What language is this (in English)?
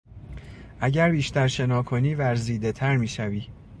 Persian